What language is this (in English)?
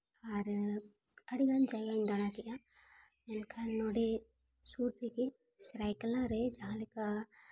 Santali